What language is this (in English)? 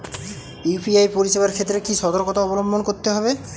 Bangla